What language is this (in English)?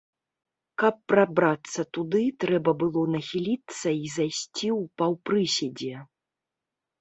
Belarusian